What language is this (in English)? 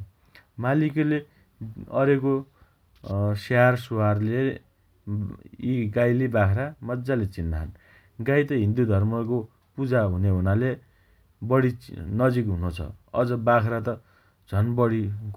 Dotyali